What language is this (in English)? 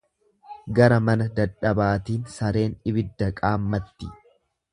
Oromo